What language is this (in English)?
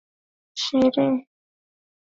Swahili